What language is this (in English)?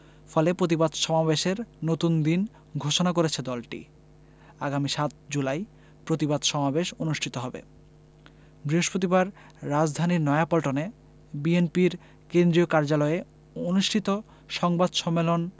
Bangla